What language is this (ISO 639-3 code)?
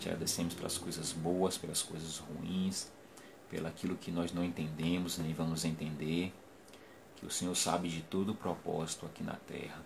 por